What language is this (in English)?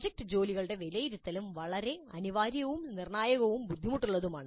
Malayalam